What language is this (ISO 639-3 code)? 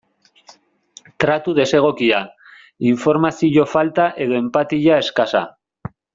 eus